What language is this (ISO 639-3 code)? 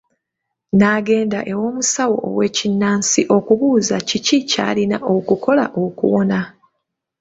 lug